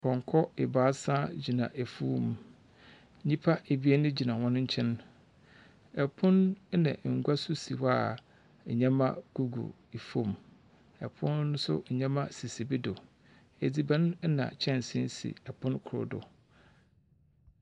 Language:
Akan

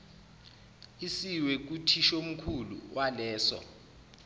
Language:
Zulu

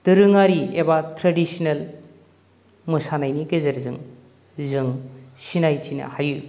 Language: Bodo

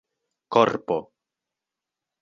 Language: Esperanto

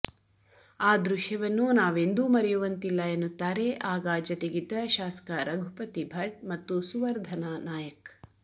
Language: Kannada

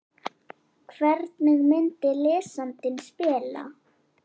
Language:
Icelandic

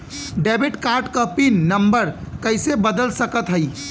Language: Bhojpuri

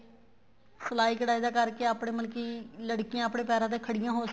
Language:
Punjabi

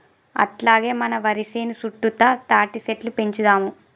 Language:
Telugu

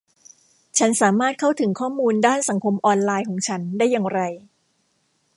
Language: Thai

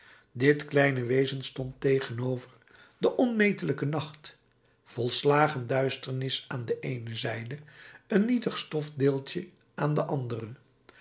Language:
Dutch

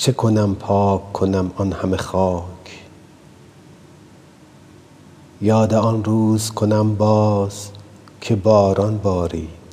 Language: Persian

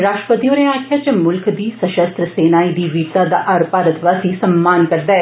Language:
Dogri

